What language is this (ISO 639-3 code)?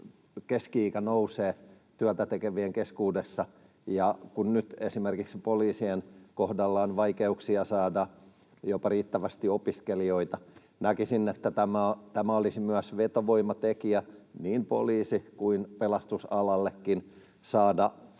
fin